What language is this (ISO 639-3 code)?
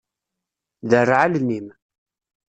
kab